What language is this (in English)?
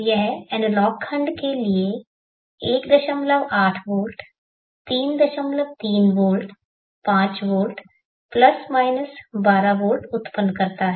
Hindi